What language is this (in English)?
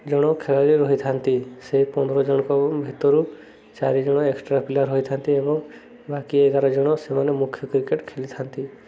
Odia